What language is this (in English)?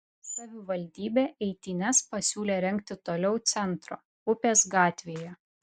Lithuanian